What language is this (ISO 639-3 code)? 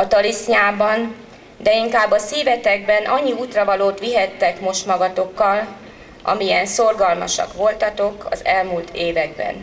hun